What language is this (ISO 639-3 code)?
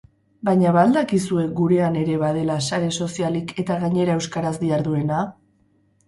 eus